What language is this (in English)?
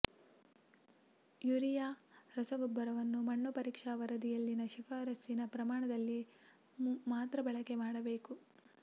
Kannada